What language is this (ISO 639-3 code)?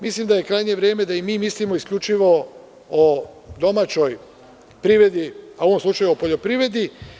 srp